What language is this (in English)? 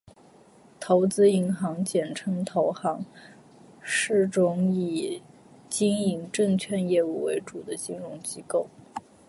Chinese